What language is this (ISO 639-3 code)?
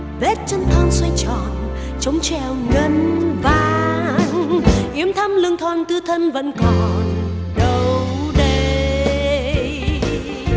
vie